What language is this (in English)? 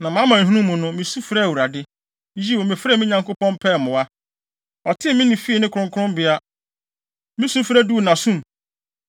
Akan